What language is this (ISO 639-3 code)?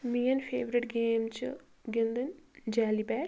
kas